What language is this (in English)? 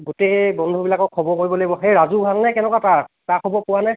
Assamese